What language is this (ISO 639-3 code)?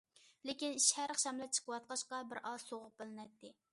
uig